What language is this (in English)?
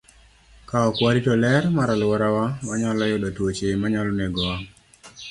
Luo (Kenya and Tanzania)